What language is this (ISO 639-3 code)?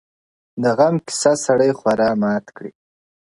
pus